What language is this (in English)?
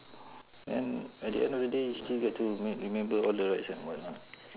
English